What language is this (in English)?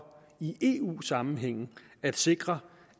Danish